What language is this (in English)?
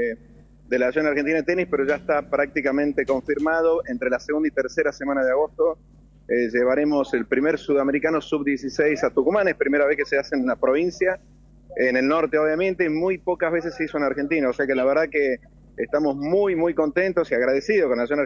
Spanish